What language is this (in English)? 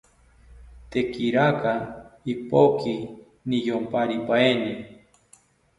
South Ucayali Ashéninka